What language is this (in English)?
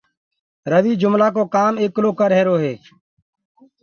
Gurgula